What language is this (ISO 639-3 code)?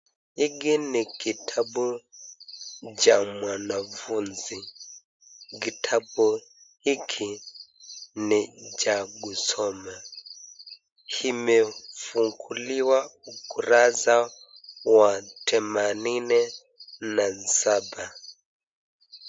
swa